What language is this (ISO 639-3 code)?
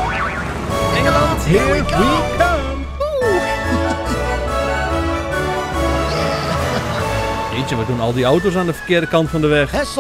nld